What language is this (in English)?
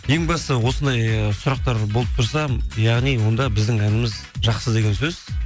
Kazakh